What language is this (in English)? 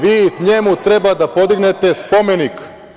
Serbian